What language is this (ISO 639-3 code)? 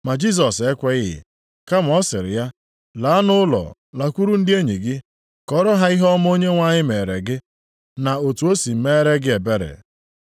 ibo